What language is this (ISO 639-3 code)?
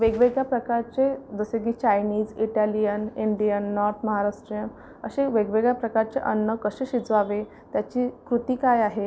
mar